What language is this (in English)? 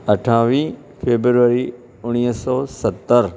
Sindhi